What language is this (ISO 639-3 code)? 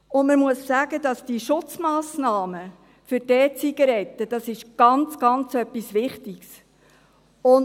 gsw